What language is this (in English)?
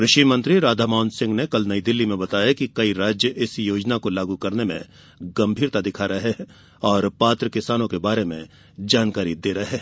Hindi